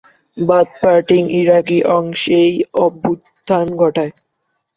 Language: Bangla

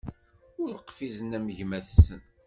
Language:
Kabyle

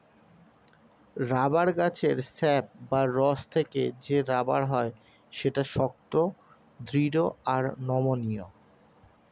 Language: Bangla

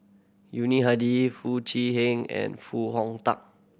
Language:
English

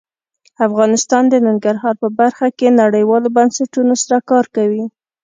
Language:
Pashto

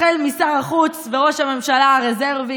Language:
Hebrew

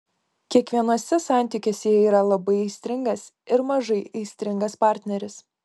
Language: Lithuanian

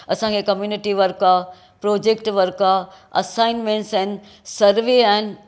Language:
Sindhi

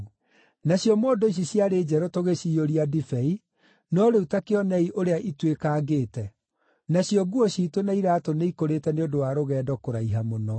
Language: Kikuyu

